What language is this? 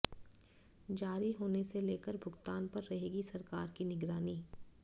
Hindi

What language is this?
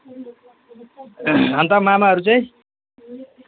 Nepali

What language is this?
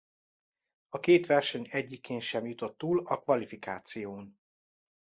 Hungarian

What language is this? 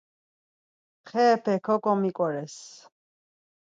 Laz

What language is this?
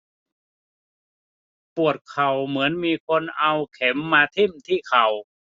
Thai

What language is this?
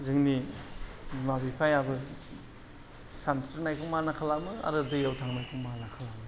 Bodo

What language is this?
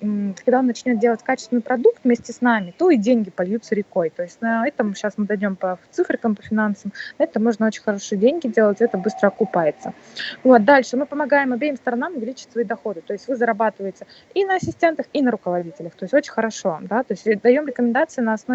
Russian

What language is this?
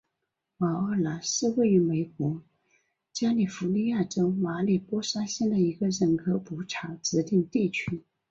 Chinese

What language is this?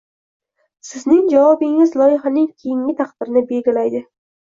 Uzbek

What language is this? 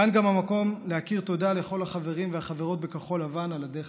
Hebrew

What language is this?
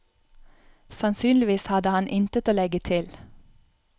Norwegian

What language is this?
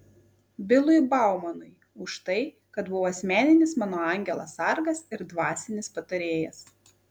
Lithuanian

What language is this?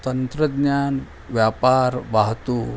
Marathi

